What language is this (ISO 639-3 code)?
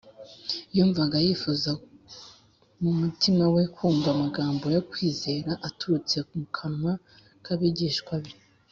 kin